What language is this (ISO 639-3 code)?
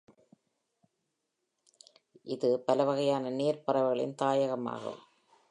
tam